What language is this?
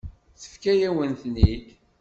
Kabyle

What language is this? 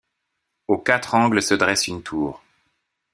French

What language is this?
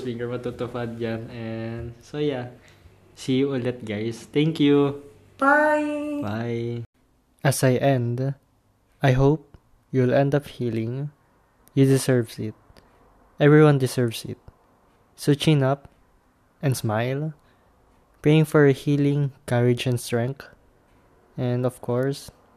Filipino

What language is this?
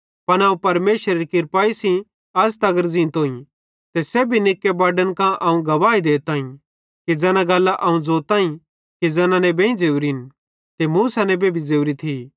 Bhadrawahi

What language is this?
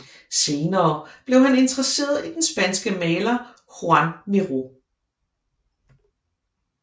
Danish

